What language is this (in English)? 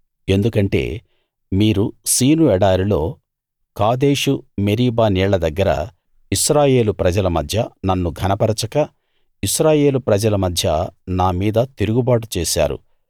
Telugu